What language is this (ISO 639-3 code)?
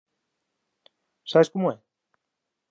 glg